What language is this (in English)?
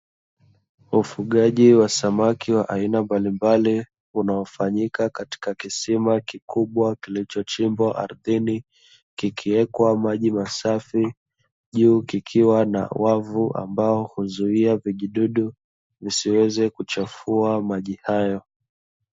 Swahili